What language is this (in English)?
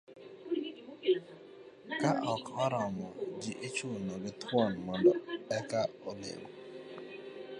Luo (Kenya and Tanzania)